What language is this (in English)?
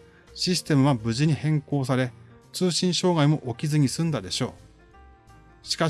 Japanese